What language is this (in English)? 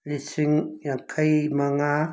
Manipuri